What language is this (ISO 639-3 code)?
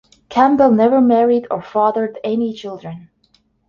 eng